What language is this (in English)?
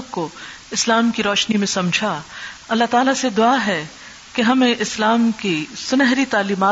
Urdu